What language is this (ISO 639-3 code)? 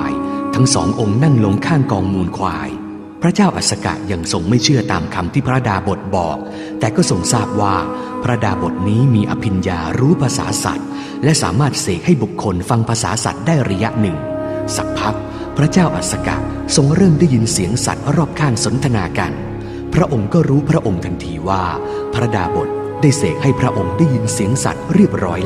tha